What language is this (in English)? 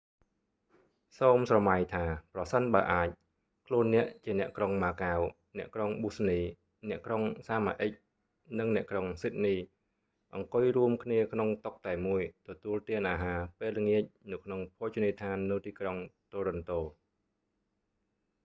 Khmer